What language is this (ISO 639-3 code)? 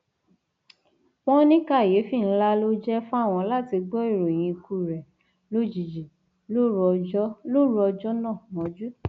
yor